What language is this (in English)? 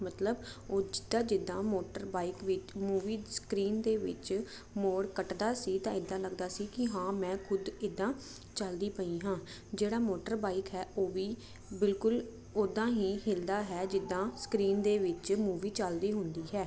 Punjabi